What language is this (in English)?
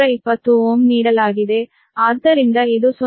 Kannada